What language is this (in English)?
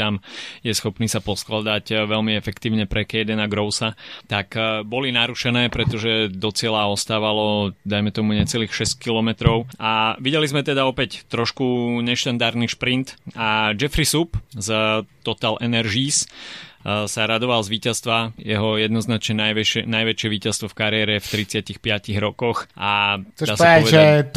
Slovak